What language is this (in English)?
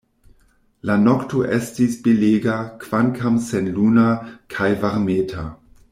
Esperanto